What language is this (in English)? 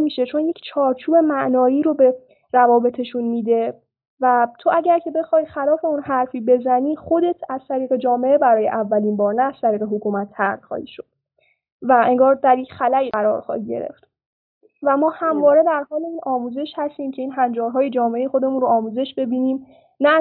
Persian